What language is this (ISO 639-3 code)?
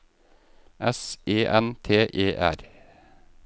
nor